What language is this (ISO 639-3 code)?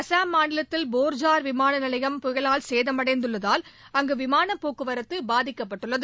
tam